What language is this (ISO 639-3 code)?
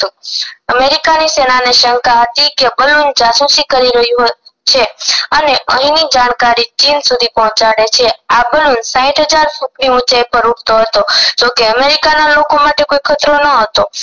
guj